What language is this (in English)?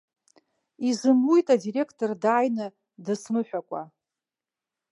Abkhazian